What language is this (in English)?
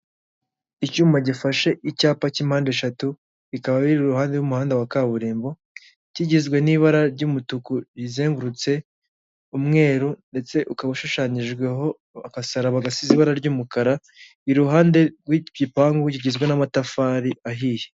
Kinyarwanda